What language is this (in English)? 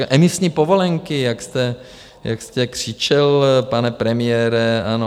Czech